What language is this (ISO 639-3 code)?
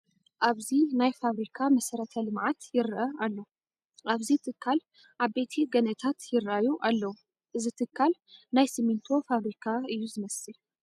tir